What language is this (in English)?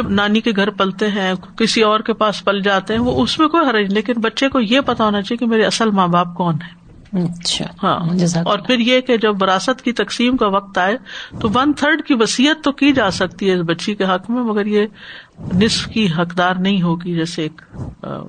Urdu